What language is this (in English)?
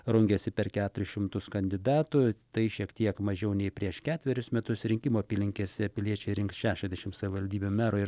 Lithuanian